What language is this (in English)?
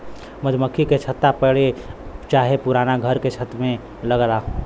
Bhojpuri